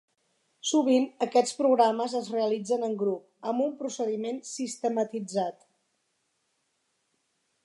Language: Catalan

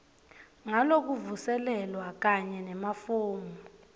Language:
Swati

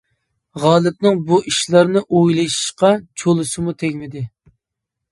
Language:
Uyghur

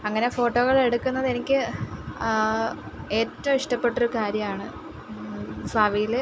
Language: Malayalam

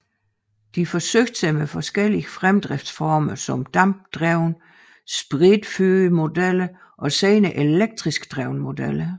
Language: Danish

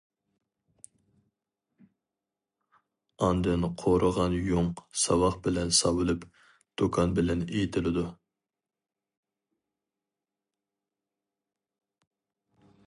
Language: Uyghur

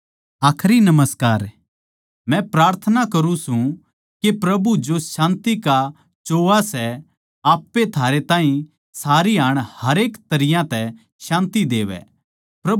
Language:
Haryanvi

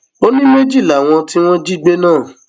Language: Yoruba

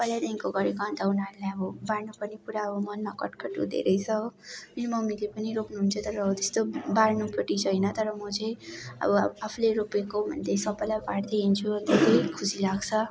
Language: Nepali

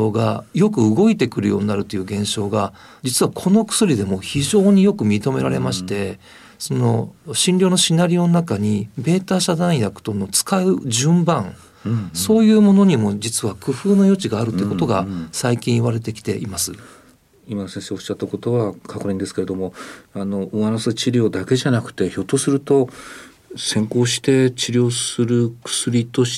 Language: Japanese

